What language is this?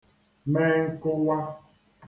Igbo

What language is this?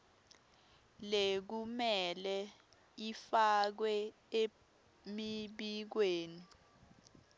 Swati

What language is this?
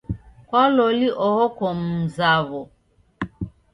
Taita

